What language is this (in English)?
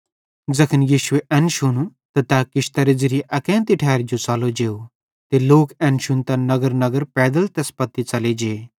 Bhadrawahi